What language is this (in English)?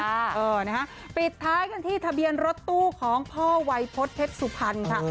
Thai